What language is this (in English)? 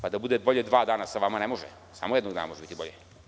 Serbian